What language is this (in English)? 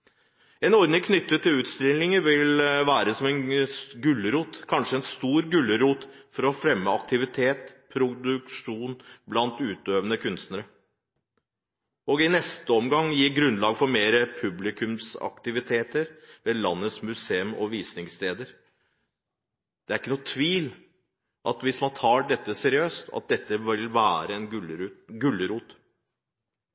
Norwegian Bokmål